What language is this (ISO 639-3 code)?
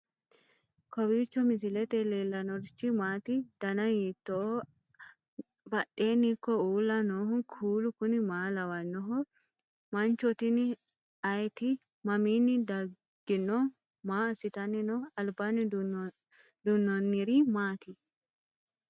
sid